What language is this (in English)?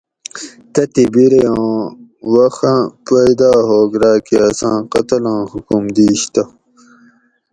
Gawri